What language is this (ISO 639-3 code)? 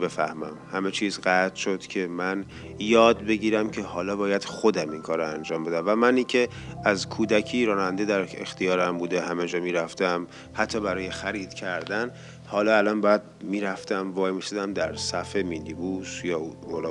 fas